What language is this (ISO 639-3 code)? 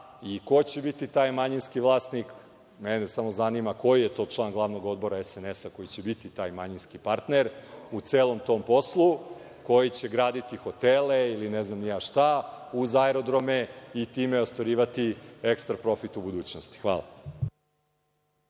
srp